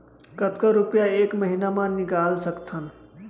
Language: Chhattisgarhi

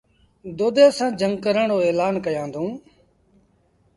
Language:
Sindhi Bhil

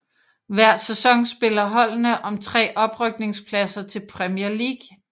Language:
Danish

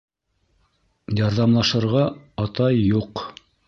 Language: Bashkir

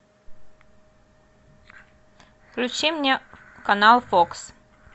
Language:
Russian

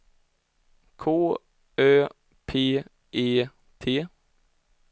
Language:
Swedish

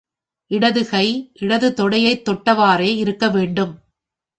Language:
Tamil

